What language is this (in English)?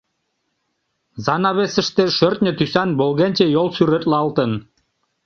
Mari